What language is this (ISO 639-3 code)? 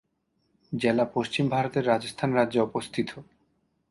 ben